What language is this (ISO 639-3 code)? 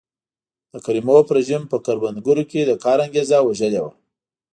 pus